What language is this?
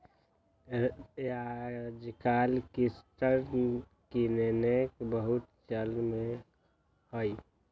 Magahi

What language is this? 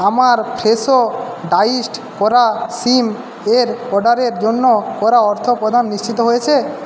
Bangla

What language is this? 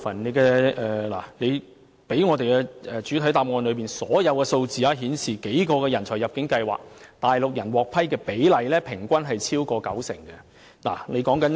Cantonese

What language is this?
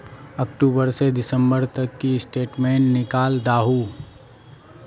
Magahi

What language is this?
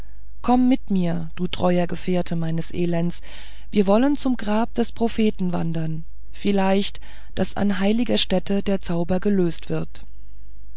German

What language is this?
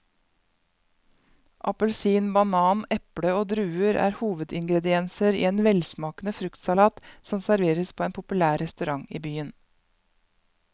Norwegian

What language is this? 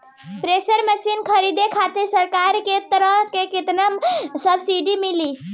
Bhojpuri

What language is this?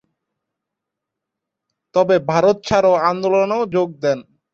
Bangla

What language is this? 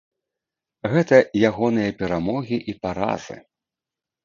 Belarusian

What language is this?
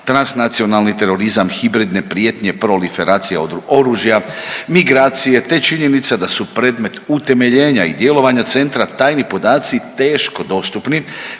Croatian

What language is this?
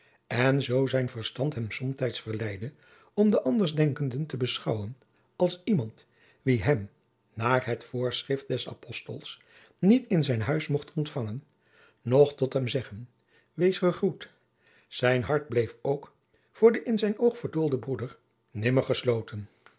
Dutch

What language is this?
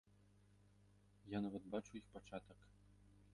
Belarusian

